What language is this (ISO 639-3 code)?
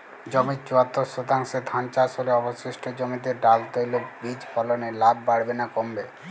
ben